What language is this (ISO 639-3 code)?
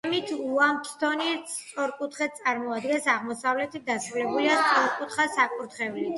kat